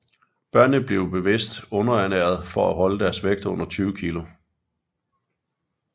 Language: Danish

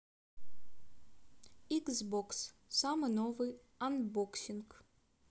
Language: Russian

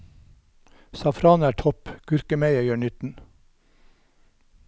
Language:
Norwegian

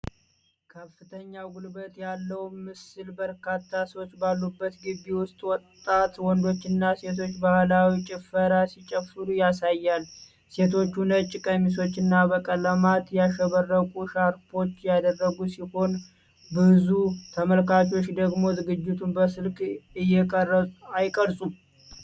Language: Amharic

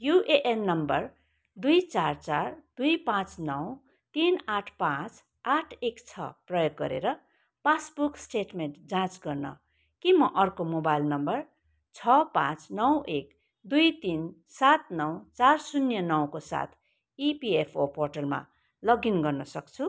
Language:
Nepali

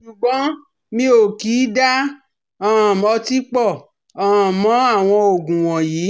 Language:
Yoruba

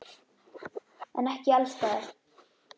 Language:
Icelandic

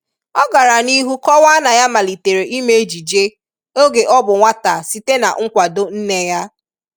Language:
Igbo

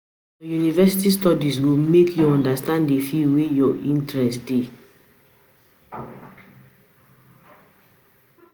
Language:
Nigerian Pidgin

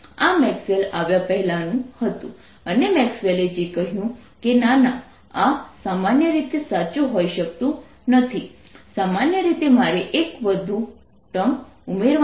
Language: Gujarati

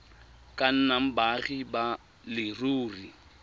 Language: Tswana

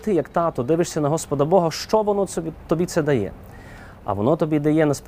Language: Ukrainian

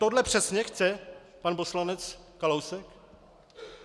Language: Czech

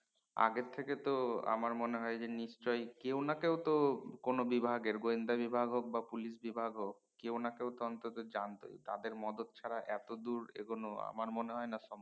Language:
Bangla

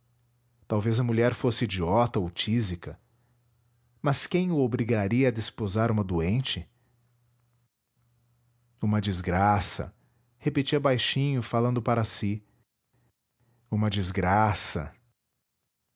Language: Portuguese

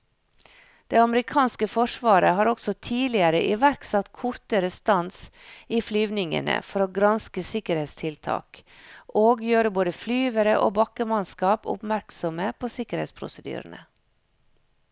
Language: Norwegian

